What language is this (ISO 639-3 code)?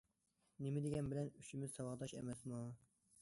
uig